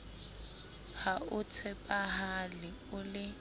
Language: Southern Sotho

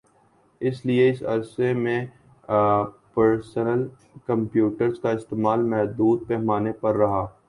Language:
Urdu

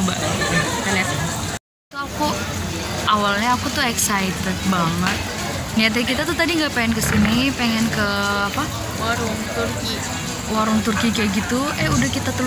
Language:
Indonesian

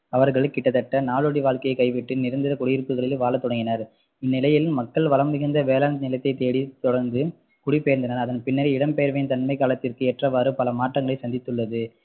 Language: Tamil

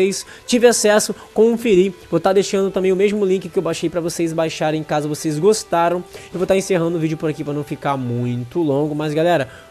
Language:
Portuguese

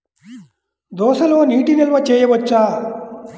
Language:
Telugu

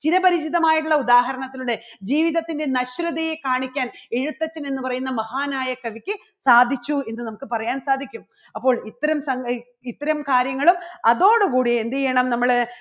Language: Malayalam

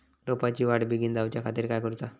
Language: Marathi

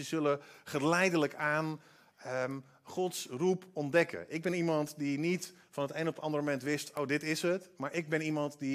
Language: Dutch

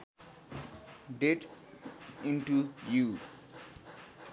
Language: Nepali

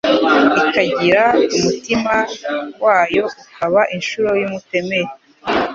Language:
Kinyarwanda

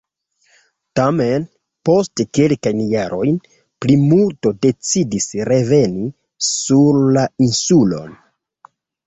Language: Esperanto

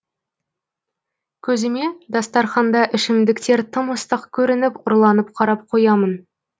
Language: Kazakh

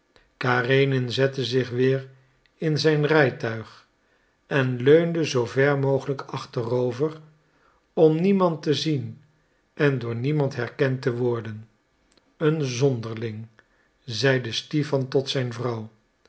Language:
Dutch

